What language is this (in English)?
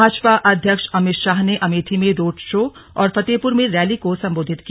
Hindi